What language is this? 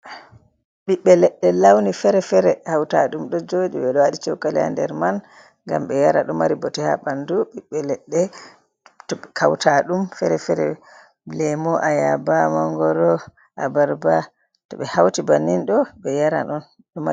Fula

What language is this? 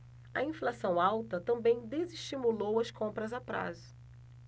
Portuguese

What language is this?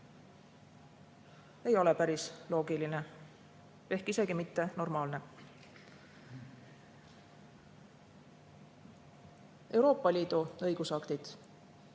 Estonian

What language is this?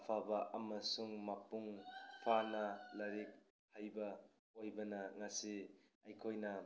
Manipuri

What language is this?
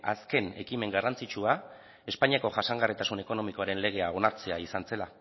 Basque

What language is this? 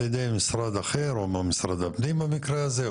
Hebrew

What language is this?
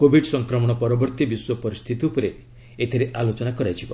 Odia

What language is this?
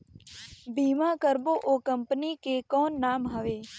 Chhattisgarhi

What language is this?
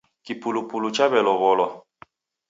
Taita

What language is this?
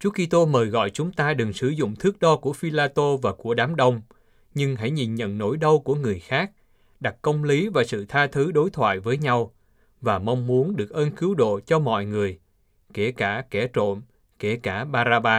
Vietnamese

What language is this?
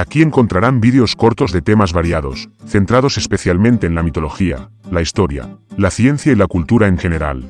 Spanish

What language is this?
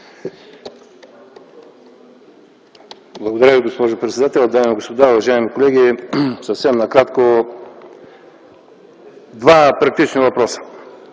Bulgarian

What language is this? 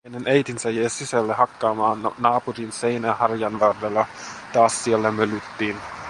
Finnish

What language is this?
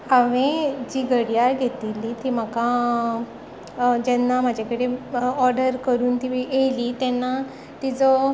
Konkani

